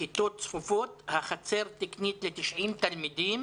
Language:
Hebrew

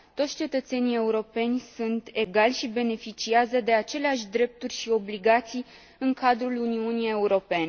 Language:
Romanian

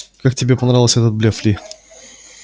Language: Russian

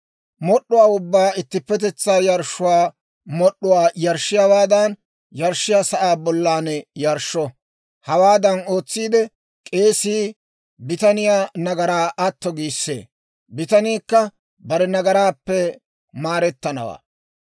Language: Dawro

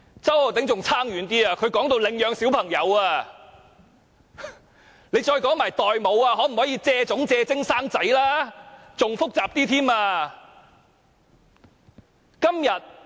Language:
Cantonese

